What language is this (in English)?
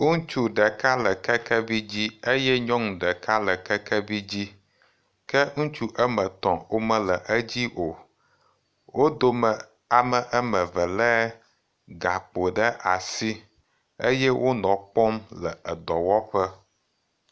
Ewe